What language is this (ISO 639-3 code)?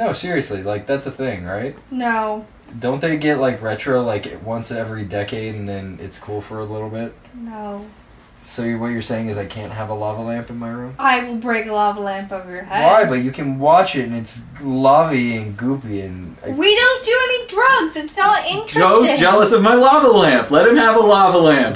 eng